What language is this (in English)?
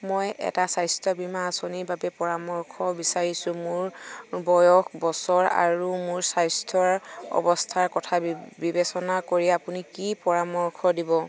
Assamese